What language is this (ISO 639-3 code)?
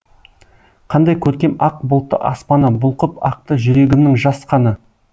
kaz